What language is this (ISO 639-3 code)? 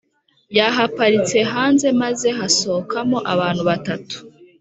kin